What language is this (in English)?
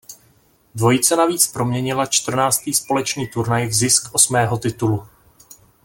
Czech